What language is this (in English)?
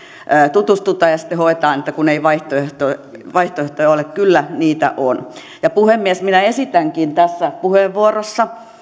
Finnish